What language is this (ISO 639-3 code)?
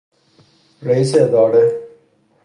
fas